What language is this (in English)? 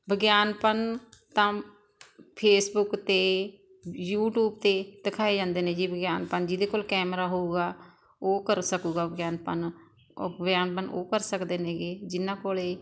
Punjabi